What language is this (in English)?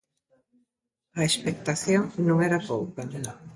Galician